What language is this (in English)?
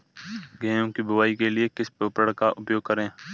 Hindi